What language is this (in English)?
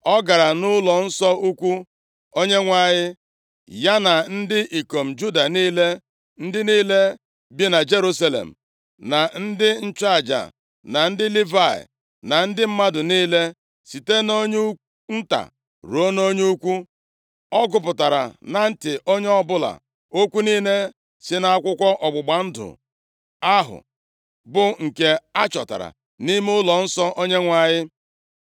Igbo